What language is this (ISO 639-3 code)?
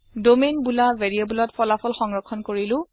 asm